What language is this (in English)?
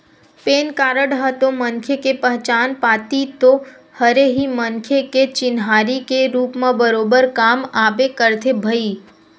Chhattisgarhi